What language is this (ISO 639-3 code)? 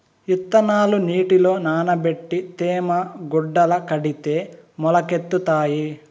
tel